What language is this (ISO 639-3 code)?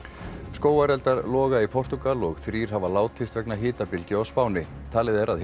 isl